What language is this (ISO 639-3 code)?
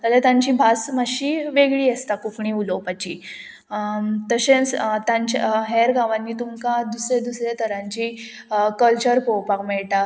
kok